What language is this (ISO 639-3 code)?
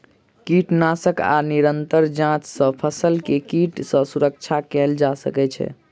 mai